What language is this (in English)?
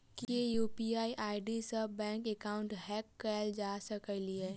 Maithili